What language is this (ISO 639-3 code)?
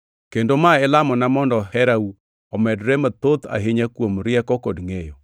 luo